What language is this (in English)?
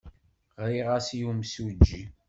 Kabyle